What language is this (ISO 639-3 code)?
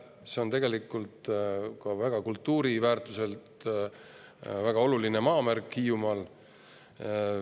est